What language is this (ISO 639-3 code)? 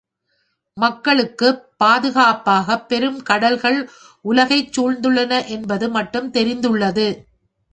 tam